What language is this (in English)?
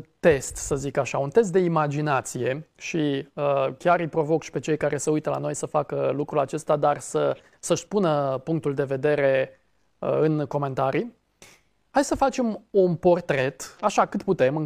Romanian